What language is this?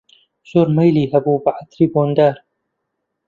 Central Kurdish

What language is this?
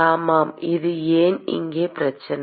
Tamil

